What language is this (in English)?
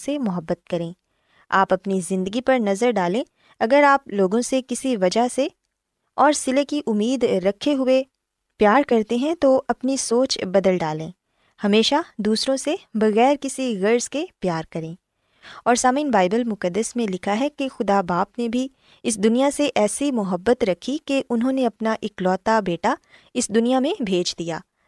Urdu